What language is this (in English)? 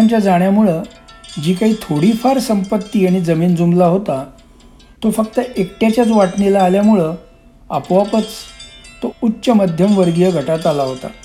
Marathi